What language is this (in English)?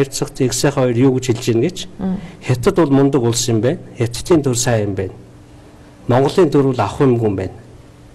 Turkish